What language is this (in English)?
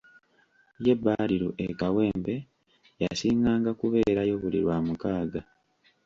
Ganda